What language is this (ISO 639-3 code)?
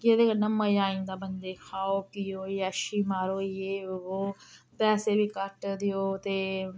doi